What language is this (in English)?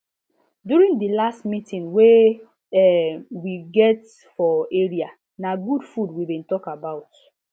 Nigerian Pidgin